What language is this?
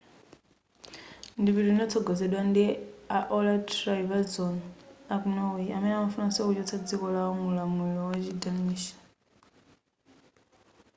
Nyanja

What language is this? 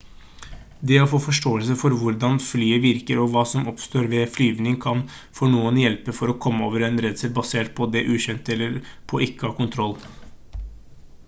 Norwegian Bokmål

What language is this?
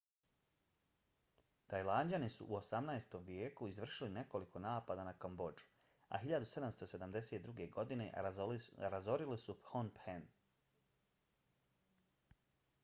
Bosnian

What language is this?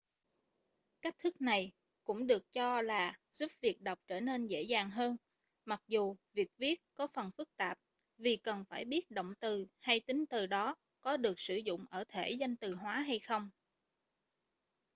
Vietnamese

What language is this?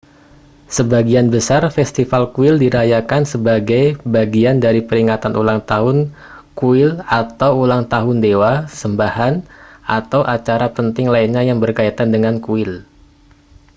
Indonesian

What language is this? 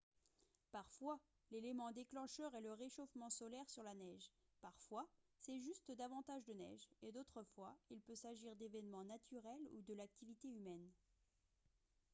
French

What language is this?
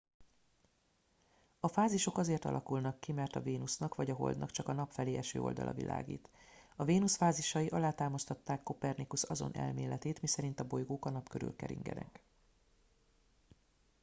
Hungarian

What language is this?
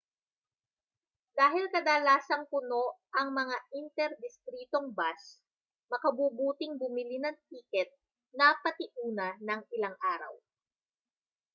Filipino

